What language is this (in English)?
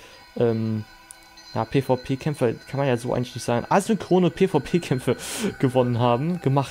German